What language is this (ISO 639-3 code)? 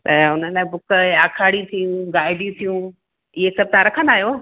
snd